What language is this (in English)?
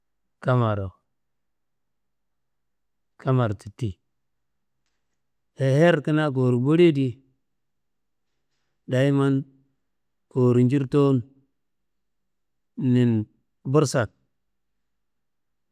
Kanembu